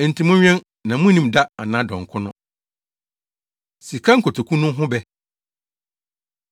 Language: Akan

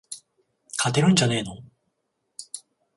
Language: Japanese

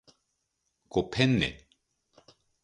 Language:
Japanese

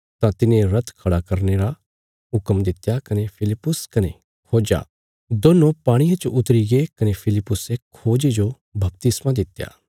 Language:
Bilaspuri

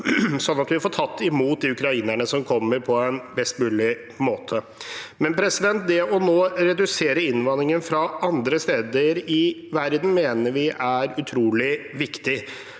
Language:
Norwegian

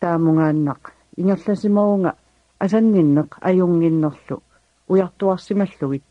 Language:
Arabic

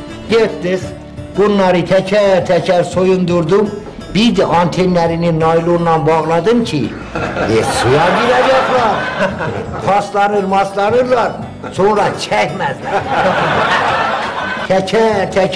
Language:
Turkish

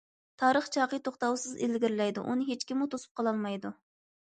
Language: Uyghur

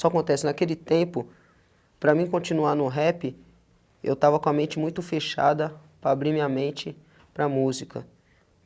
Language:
Portuguese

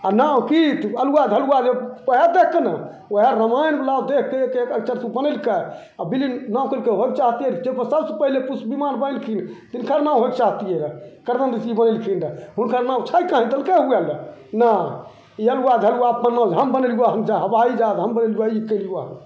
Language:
Maithili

